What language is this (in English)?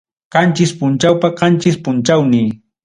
Ayacucho Quechua